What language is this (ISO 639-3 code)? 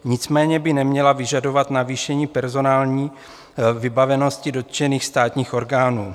ces